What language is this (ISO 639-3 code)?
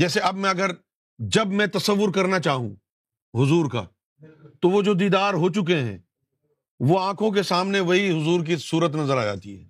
urd